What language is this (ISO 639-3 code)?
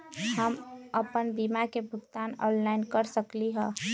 mag